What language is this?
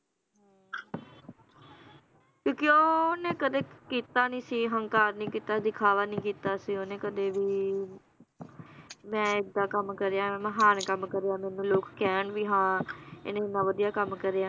Punjabi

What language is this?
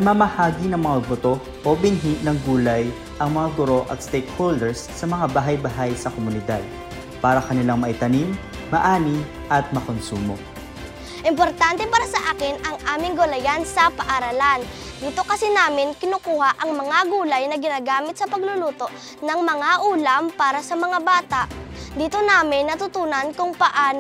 Filipino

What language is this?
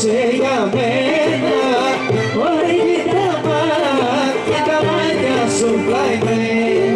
Romanian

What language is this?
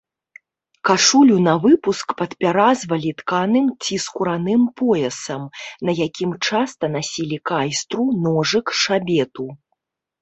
Belarusian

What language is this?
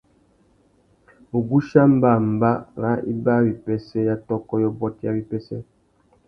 Tuki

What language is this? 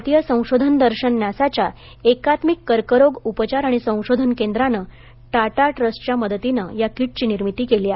Marathi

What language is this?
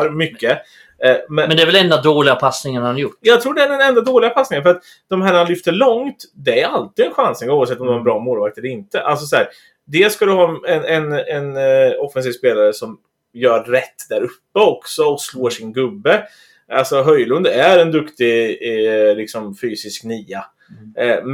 Swedish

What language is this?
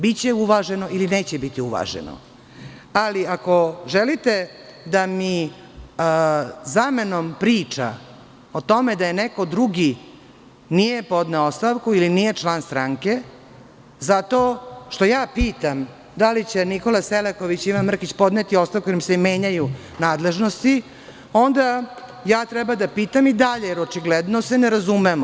Serbian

